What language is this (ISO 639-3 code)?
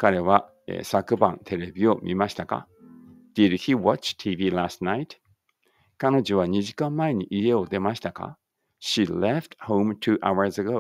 jpn